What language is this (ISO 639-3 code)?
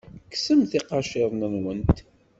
kab